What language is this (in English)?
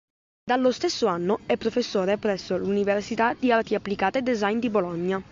Italian